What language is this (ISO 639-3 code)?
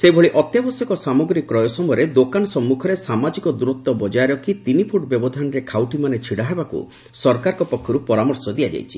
ori